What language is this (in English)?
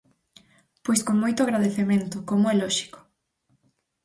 Galician